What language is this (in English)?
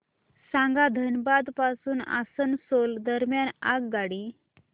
Marathi